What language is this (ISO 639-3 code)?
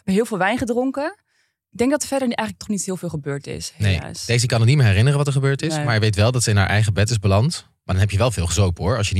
nld